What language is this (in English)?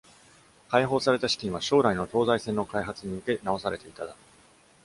Japanese